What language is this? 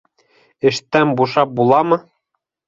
Bashkir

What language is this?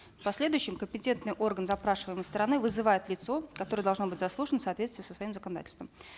Kazakh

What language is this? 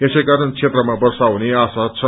Nepali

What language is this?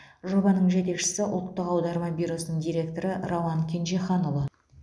Kazakh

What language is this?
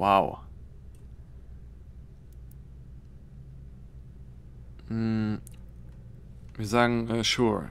German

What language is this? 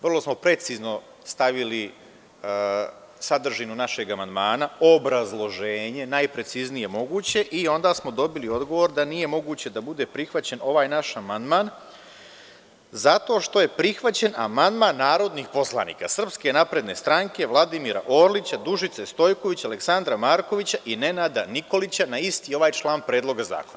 Serbian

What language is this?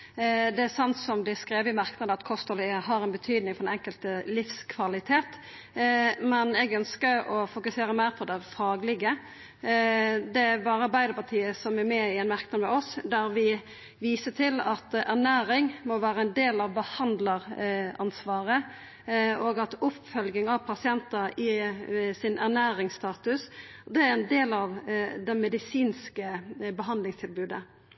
Norwegian Nynorsk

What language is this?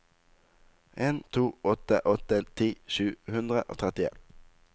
Norwegian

